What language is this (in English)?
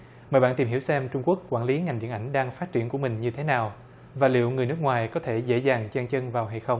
Vietnamese